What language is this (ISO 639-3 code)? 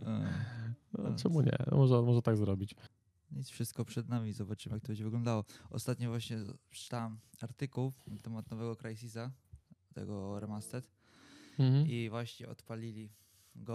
pol